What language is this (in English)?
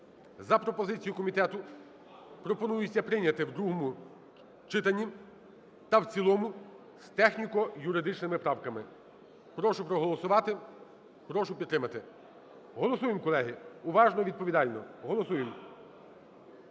Ukrainian